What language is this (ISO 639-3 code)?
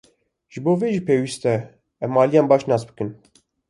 kur